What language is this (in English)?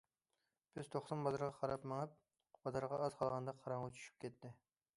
Uyghur